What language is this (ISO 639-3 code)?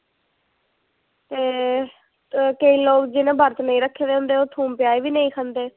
doi